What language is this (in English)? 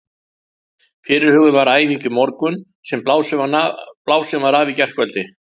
Icelandic